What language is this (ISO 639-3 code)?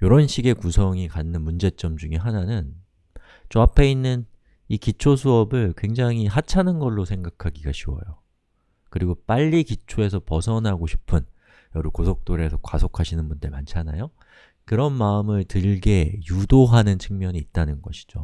kor